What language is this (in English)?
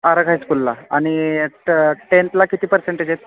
Marathi